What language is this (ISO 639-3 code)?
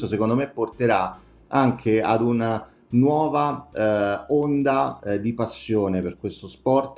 ita